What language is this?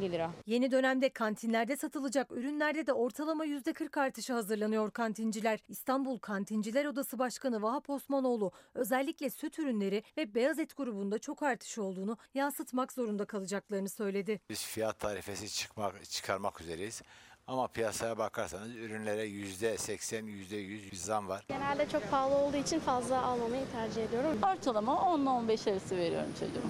Turkish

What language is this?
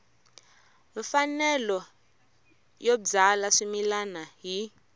Tsonga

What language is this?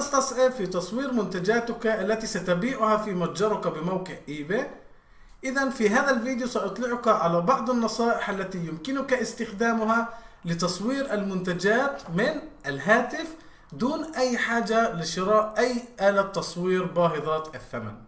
Arabic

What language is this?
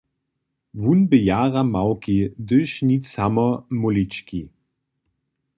Upper Sorbian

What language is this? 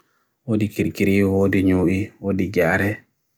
Bagirmi Fulfulde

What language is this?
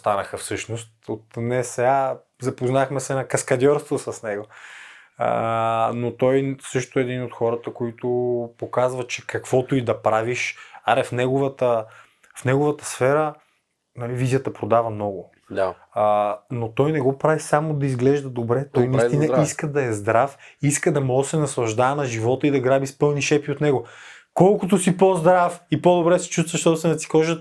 Bulgarian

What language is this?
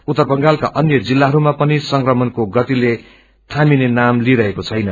Nepali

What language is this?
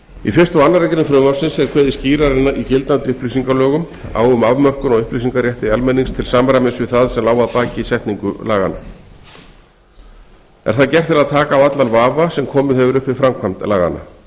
Icelandic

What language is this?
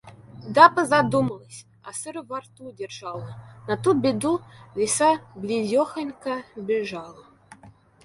Russian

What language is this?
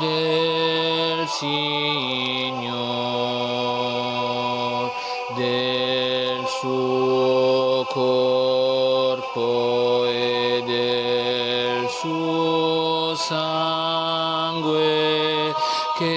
Romanian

